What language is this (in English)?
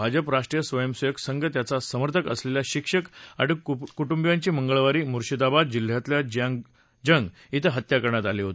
Marathi